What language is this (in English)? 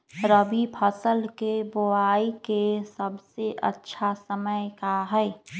Magahi